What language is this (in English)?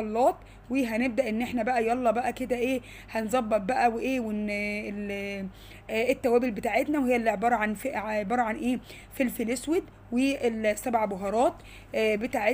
Arabic